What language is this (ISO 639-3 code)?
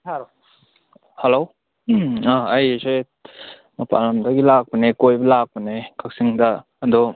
mni